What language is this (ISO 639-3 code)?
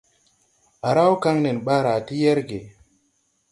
tui